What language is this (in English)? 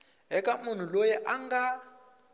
Tsonga